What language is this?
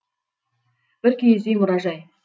Kazakh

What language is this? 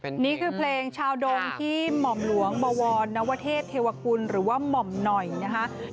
Thai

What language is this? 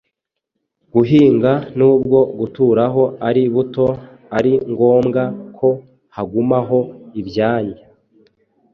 Kinyarwanda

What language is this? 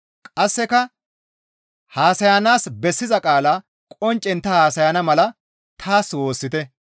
Gamo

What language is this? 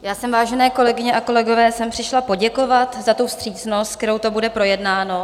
Czech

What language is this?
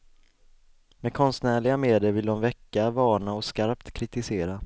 Swedish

